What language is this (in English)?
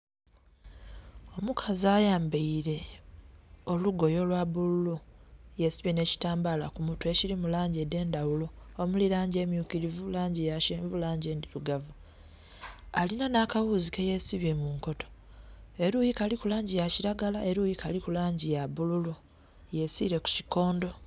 Soga